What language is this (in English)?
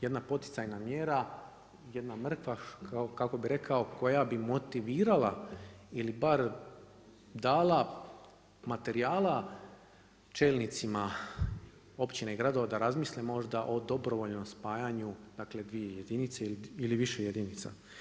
Croatian